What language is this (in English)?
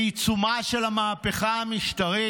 Hebrew